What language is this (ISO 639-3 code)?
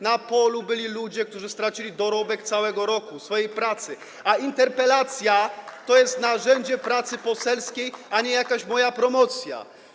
pol